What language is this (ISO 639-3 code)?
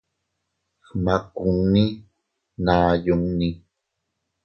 cut